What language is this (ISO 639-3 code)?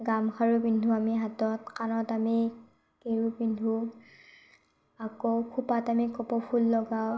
asm